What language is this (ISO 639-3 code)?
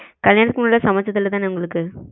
tam